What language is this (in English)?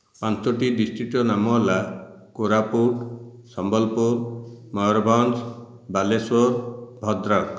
Odia